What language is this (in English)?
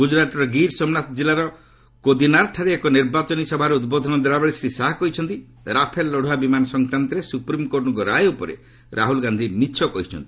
Odia